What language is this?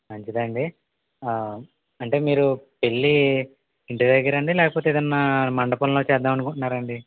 Telugu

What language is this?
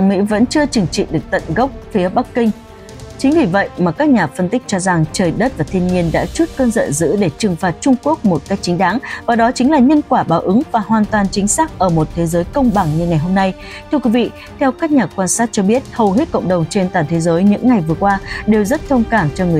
Vietnamese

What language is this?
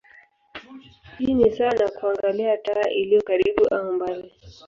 Swahili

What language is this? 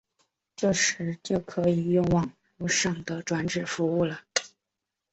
Chinese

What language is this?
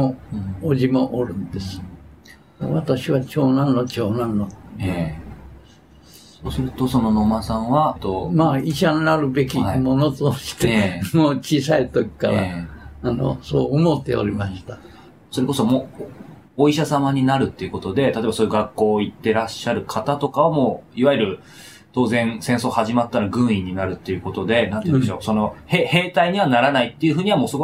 Japanese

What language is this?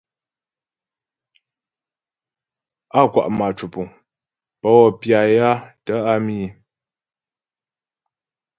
Ghomala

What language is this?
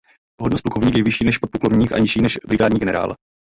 Czech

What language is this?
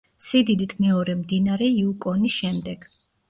Georgian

